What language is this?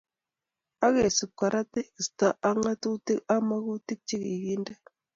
Kalenjin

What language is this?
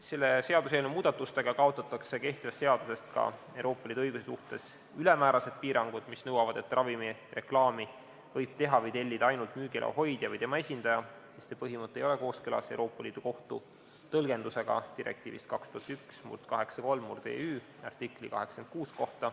Estonian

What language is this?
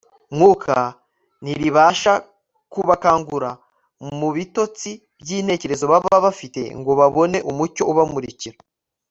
Kinyarwanda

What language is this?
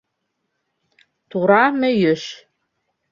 Bashkir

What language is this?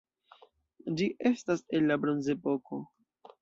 Esperanto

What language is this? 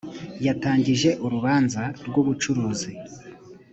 Kinyarwanda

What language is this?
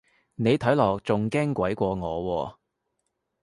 Cantonese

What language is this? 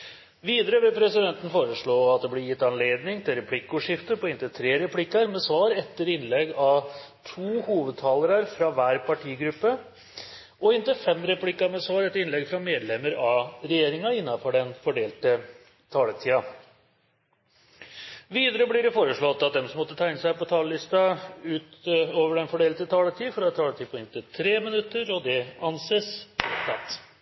Norwegian Bokmål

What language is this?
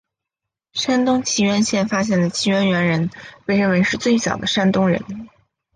Chinese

